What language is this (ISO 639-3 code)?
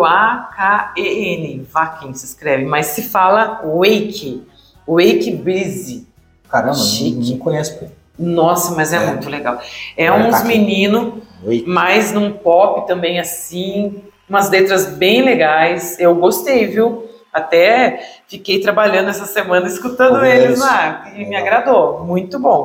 por